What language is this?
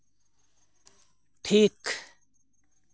Santali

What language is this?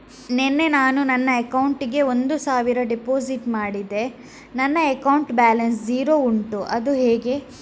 Kannada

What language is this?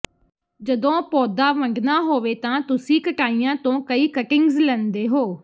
Punjabi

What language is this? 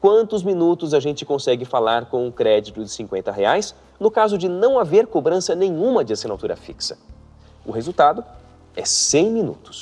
Portuguese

